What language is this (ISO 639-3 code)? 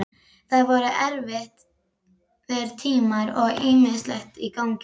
isl